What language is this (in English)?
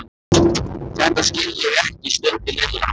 Icelandic